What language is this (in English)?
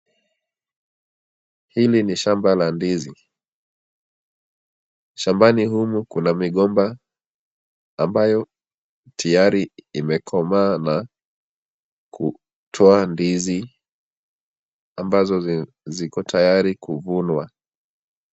Swahili